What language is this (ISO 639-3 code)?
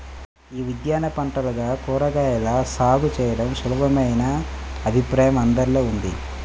tel